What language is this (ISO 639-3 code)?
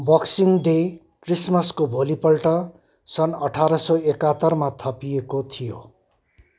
nep